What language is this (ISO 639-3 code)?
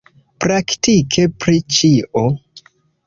epo